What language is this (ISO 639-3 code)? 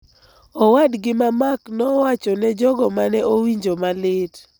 luo